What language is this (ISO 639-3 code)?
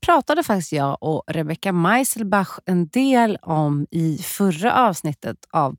swe